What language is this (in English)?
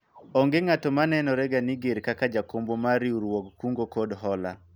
Luo (Kenya and Tanzania)